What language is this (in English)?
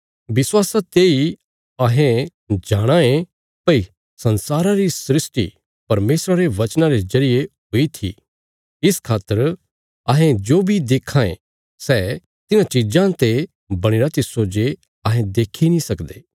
Bilaspuri